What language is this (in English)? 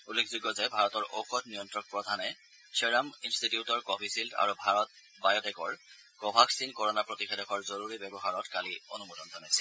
Assamese